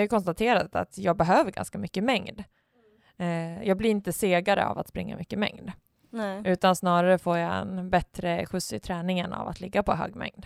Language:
Swedish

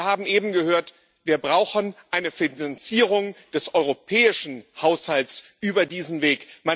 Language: German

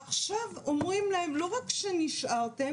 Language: Hebrew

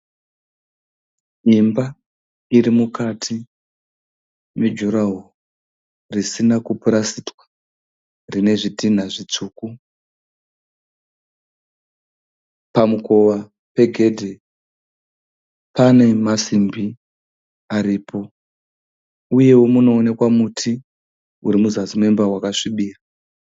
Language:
Shona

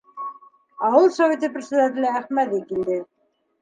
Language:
Bashkir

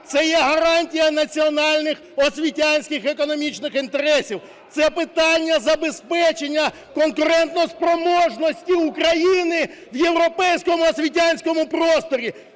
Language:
Ukrainian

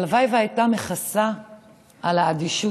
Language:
Hebrew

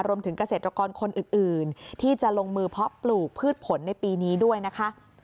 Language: Thai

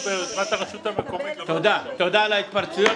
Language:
Hebrew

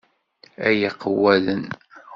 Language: Kabyle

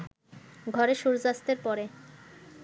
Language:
Bangla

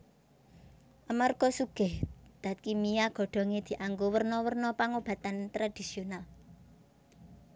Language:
Javanese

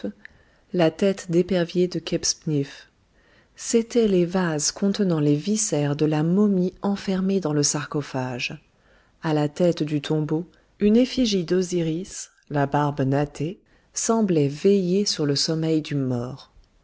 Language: French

